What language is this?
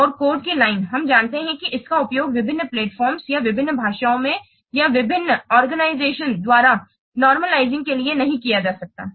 Hindi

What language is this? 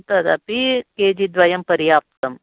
Sanskrit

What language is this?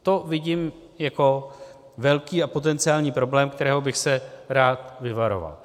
Czech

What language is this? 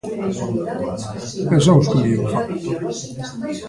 Galician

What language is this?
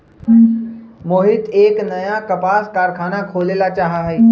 Magahi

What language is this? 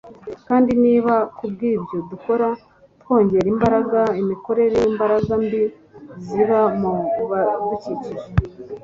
Kinyarwanda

